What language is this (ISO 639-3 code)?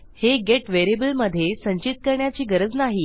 mar